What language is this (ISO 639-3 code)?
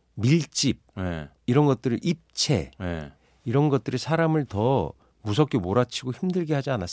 kor